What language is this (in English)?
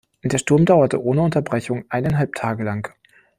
German